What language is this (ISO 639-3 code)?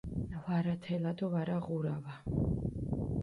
xmf